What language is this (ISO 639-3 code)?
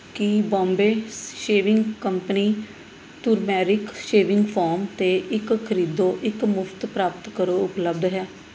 pan